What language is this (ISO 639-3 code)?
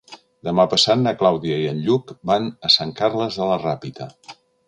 cat